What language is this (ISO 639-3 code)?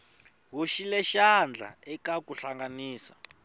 tso